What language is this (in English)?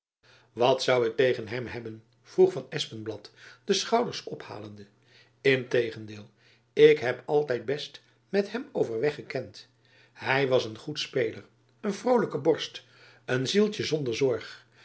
Dutch